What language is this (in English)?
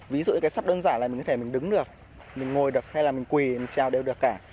Vietnamese